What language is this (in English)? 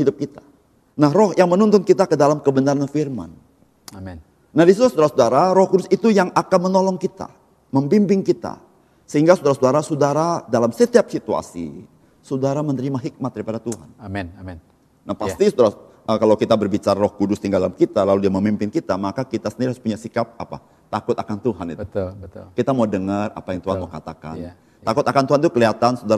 Indonesian